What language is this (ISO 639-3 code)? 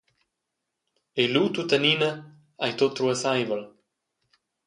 roh